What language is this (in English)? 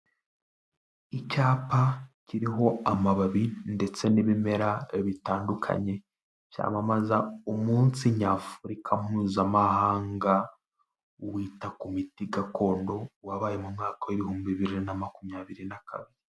Kinyarwanda